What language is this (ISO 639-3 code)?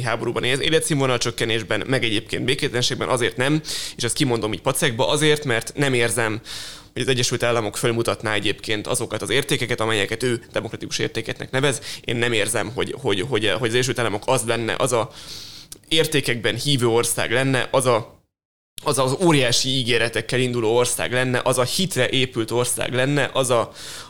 hun